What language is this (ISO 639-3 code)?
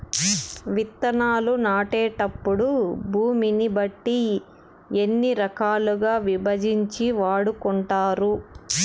tel